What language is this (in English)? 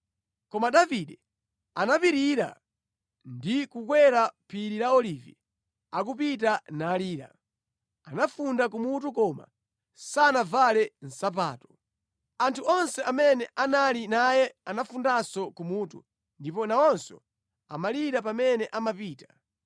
Nyanja